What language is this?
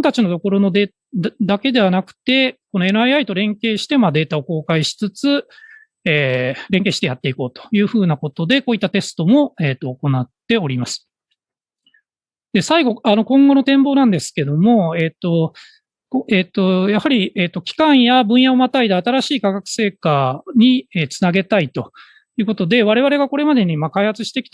Japanese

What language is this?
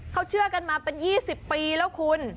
Thai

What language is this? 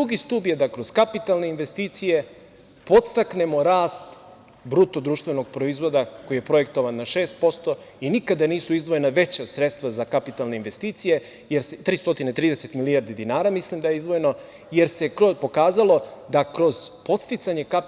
Serbian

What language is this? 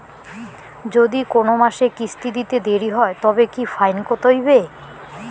Bangla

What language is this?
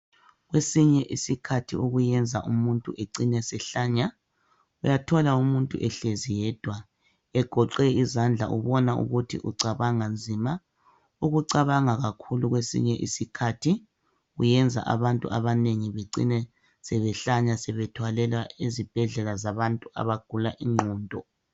North Ndebele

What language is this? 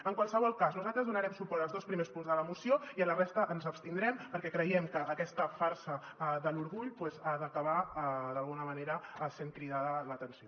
Catalan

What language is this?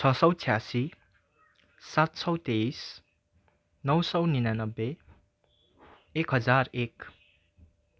Nepali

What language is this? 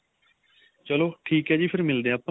Punjabi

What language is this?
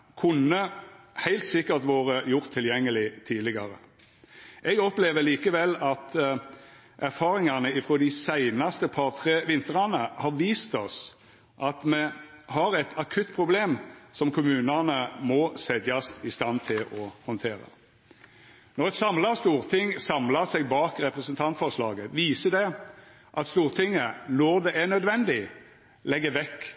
Norwegian Nynorsk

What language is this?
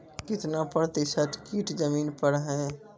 Maithili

